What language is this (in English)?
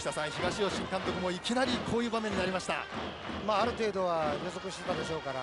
Japanese